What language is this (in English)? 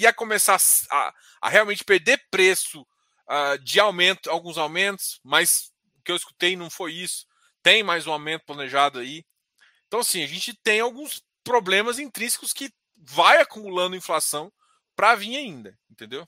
Portuguese